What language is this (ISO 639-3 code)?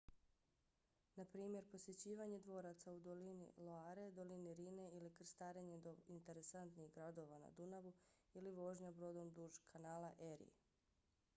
bos